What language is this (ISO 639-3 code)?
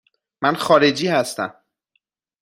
fas